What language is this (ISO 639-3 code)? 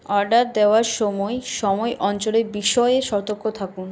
ben